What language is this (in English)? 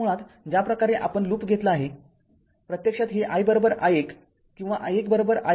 Marathi